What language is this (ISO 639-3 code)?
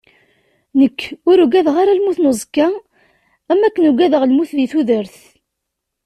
kab